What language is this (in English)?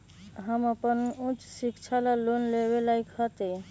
Magahi